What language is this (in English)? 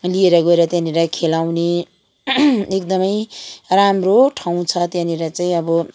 Nepali